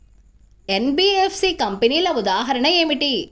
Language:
Telugu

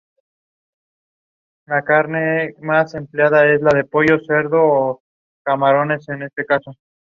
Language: Spanish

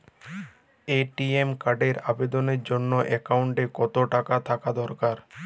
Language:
Bangla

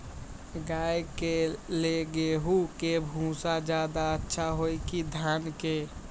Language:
Magahi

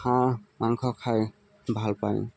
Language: Assamese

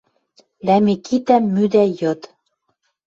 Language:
Western Mari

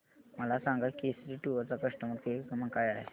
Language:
Marathi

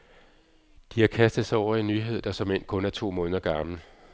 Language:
Danish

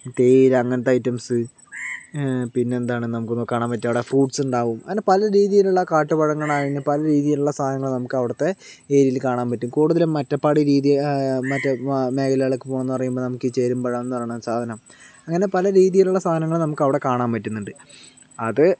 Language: Malayalam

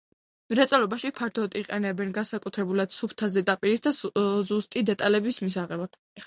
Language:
Georgian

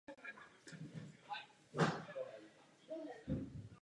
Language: Czech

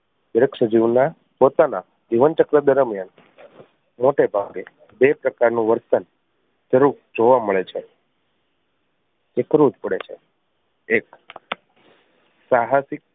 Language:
Gujarati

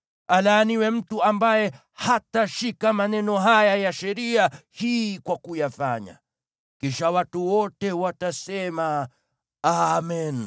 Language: Swahili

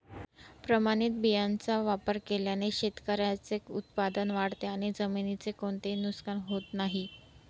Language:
Marathi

